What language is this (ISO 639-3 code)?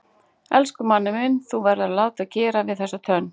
isl